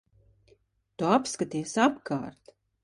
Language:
Latvian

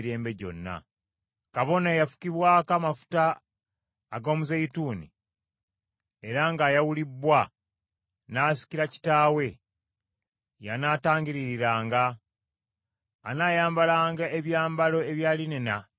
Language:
Ganda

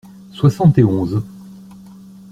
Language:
French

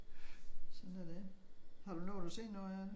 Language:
Danish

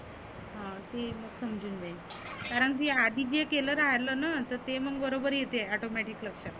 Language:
Marathi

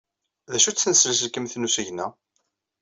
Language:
Kabyle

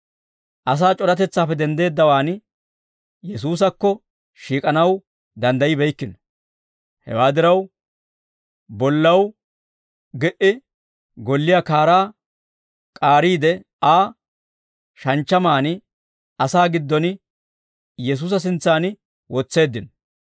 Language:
Dawro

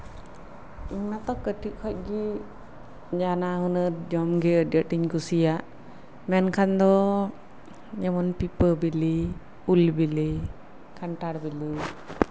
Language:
Santali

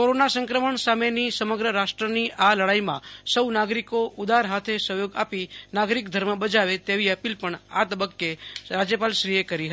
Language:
Gujarati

